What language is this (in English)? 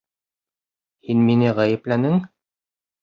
Bashkir